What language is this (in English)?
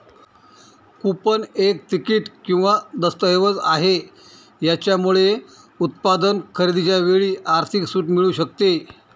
Marathi